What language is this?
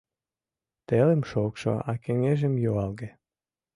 Mari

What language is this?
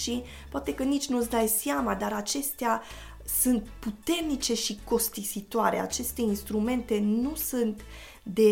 Romanian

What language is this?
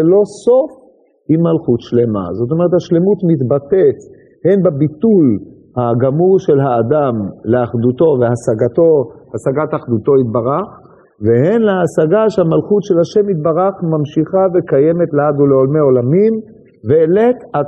Hebrew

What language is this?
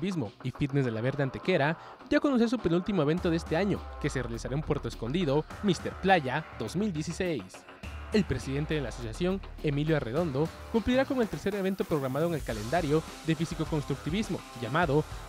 Spanish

